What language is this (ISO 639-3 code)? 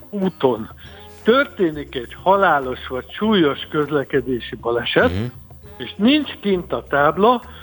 hun